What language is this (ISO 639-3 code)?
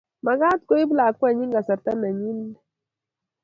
kln